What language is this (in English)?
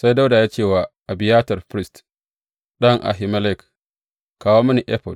Hausa